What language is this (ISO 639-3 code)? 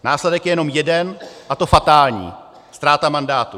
ces